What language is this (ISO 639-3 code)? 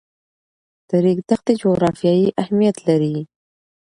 pus